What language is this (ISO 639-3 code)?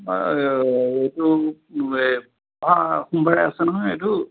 asm